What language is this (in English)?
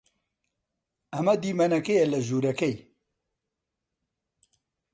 Central Kurdish